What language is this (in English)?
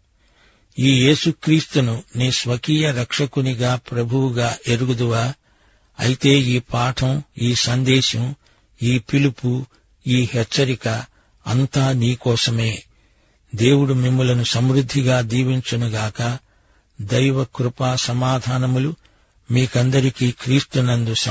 Telugu